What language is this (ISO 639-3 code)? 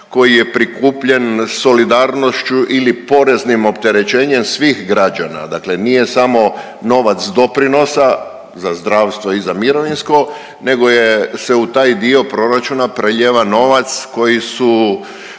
hrv